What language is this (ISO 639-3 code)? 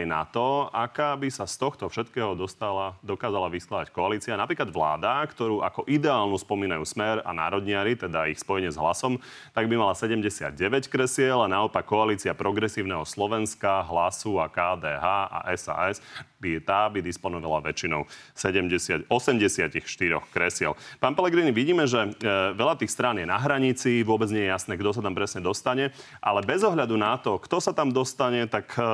slk